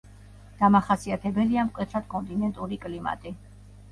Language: Georgian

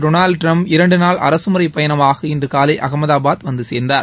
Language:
Tamil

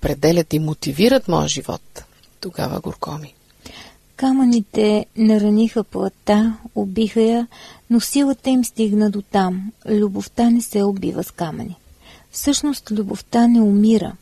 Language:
Bulgarian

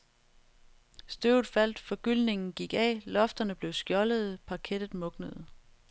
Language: Danish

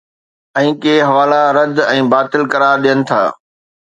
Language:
Sindhi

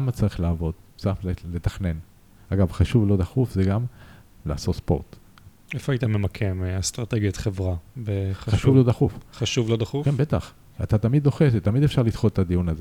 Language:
Hebrew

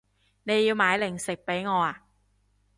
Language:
Cantonese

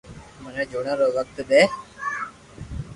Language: Loarki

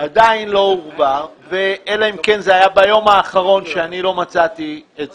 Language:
Hebrew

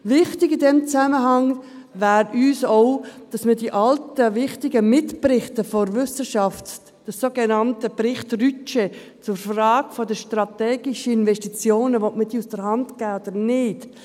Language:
Swiss German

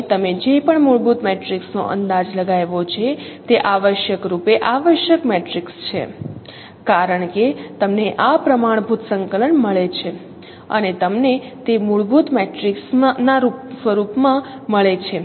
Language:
Gujarati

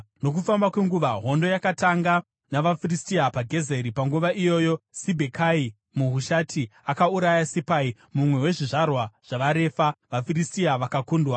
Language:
Shona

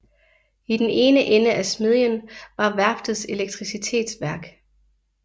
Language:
Danish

